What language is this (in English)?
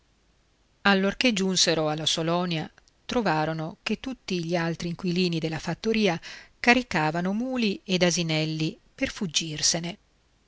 Italian